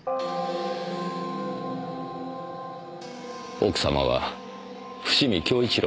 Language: Japanese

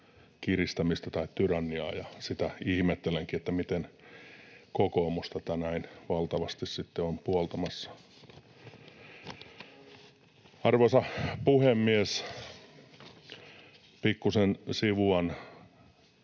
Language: Finnish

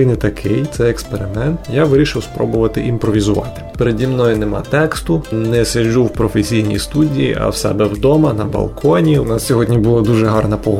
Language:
Ukrainian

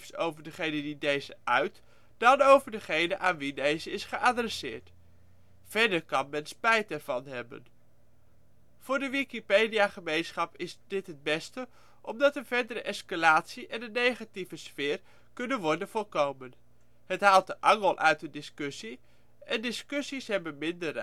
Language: Dutch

